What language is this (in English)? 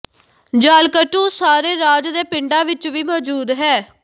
Punjabi